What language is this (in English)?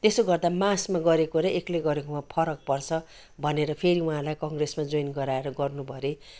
Nepali